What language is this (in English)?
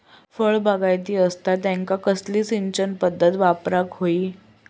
Marathi